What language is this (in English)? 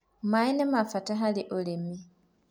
Kikuyu